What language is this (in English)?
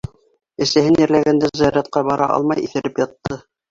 Bashkir